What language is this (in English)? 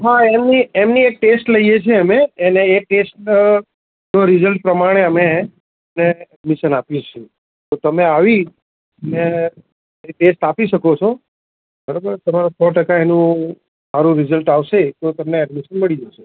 Gujarati